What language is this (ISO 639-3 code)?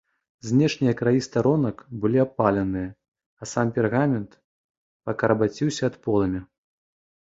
bel